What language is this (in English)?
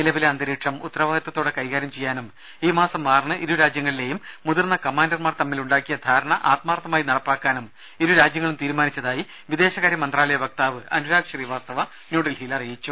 Malayalam